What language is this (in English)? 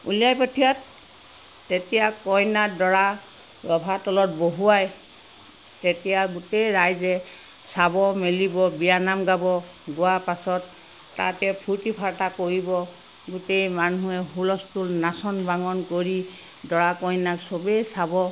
Assamese